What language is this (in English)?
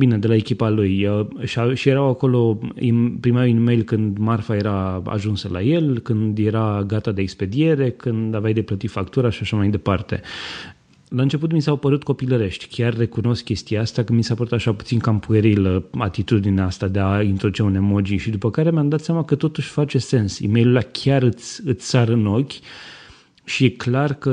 Romanian